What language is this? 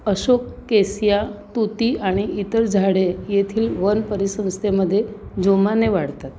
Marathi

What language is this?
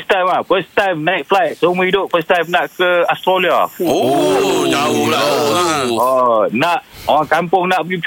Malay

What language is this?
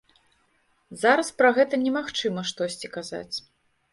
Belarusian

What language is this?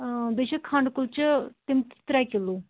Kashmiri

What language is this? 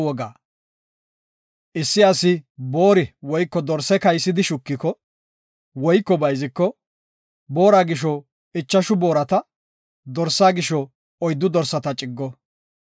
Gofa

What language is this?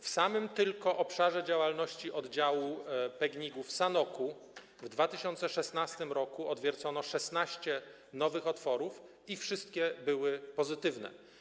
Polish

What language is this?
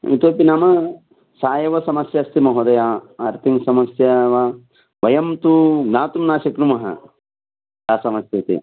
Sanskrit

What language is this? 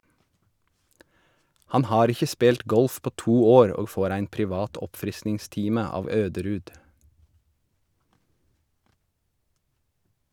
Norwegian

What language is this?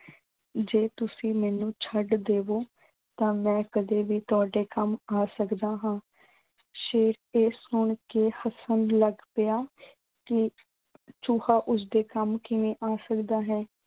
Punjabi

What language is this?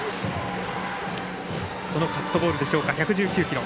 Japanese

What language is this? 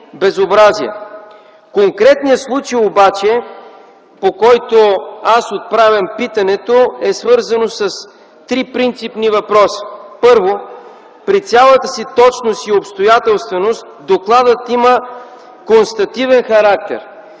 Bulgarian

